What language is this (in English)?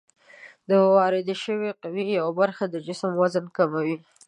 Pashto